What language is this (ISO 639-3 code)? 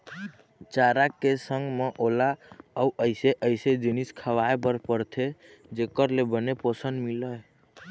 hne